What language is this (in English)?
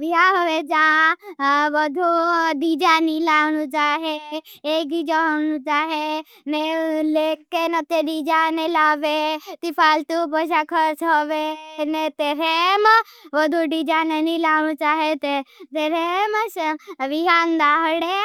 Bhili